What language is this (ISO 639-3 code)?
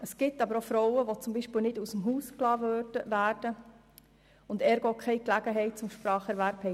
gsw